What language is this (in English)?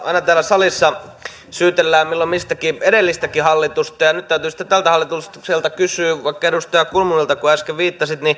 Finnish